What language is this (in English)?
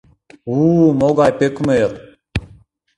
Mari